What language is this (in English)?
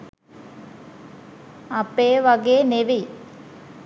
Sinhala